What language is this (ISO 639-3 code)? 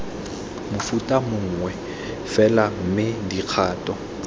tsn